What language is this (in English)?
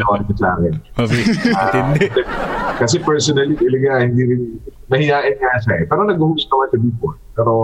Filipino